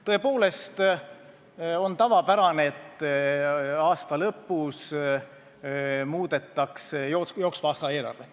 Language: Estonian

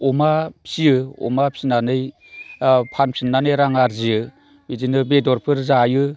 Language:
Bodo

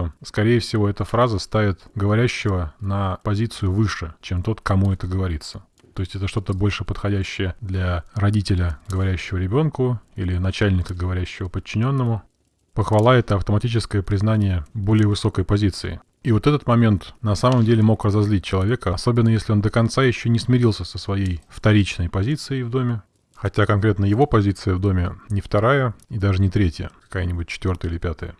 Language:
Russian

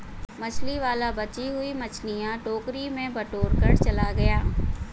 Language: Hindi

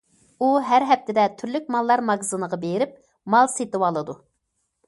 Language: Uyghur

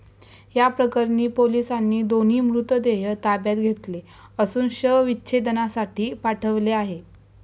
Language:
Marathi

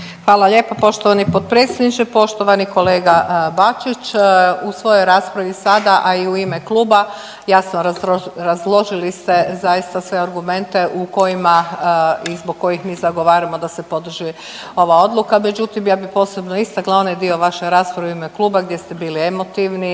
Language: Croatian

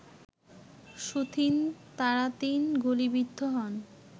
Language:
Bangla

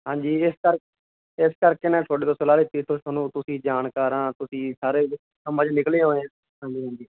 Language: Punjabi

